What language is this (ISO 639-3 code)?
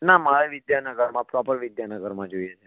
guj